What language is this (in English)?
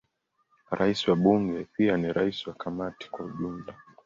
Swahili